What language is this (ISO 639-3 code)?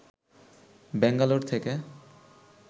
ben